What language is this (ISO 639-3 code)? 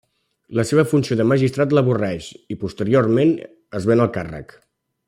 cat